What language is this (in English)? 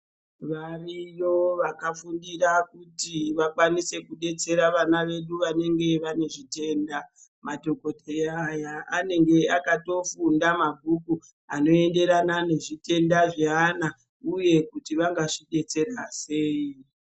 Ndau